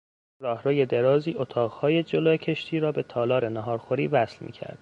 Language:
Persian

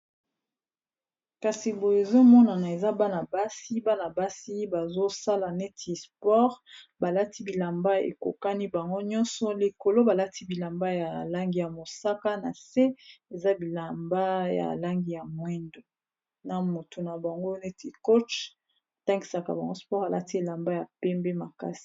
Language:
Lingala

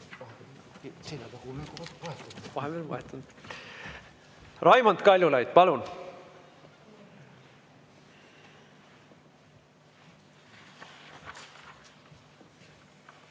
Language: Estonian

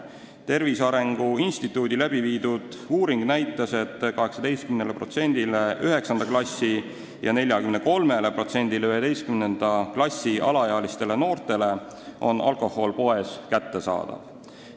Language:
Estonian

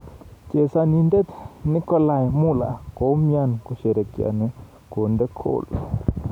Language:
Kalenjin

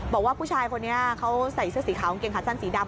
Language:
Thai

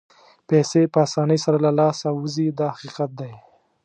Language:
Pashto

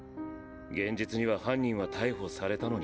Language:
Japanese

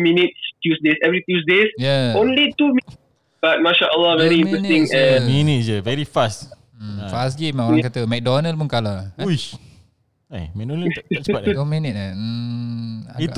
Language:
Malay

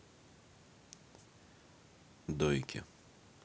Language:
Russian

